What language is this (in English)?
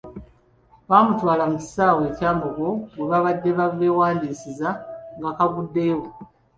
Ganda